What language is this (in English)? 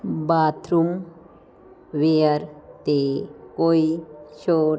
Punjabi